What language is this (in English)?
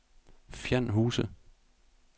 Danish